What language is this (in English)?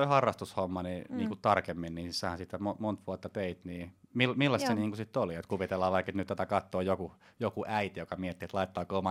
Finnish